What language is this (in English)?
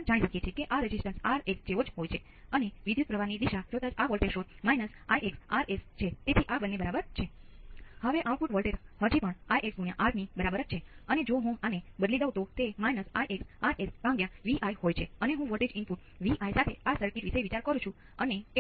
Gujarati